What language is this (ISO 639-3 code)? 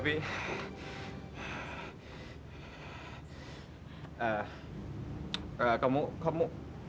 ind